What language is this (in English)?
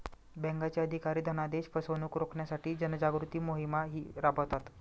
Marathi